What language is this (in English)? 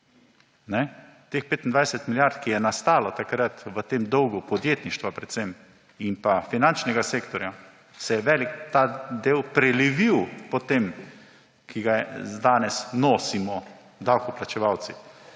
Slovenian